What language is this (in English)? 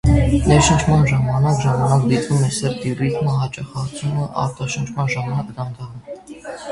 Armenian